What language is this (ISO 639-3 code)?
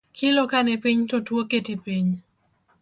luo